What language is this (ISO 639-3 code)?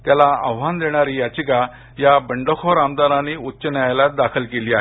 mar